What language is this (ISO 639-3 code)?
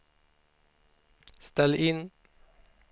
swe